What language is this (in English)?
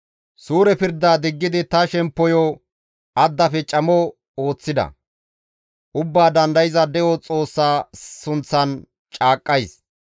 Gamo